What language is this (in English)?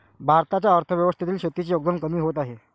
Marathi